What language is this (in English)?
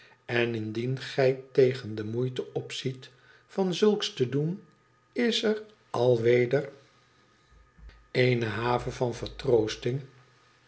Dutch